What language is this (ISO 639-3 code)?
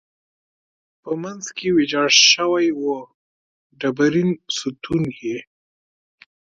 pus